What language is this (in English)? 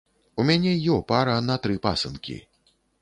Belarusian